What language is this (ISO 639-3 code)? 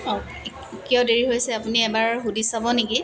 asm